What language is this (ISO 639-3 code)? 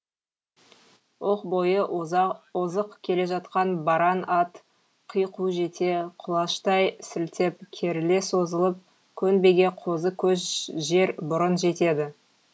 kaz